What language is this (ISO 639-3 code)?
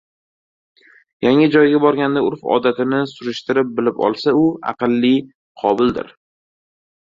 uzb